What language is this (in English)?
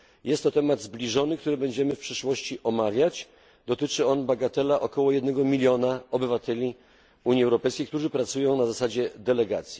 Polish